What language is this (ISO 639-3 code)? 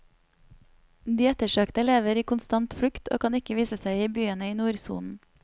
nor